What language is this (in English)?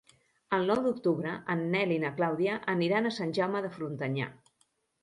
Catalan